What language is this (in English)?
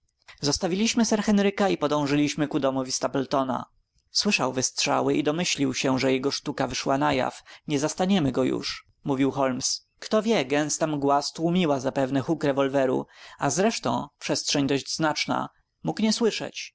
Polish